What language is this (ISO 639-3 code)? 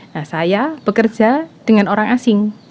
ind